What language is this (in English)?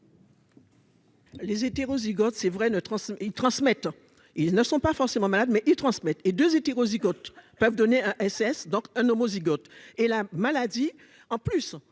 French